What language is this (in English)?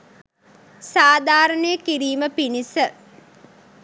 Sinhala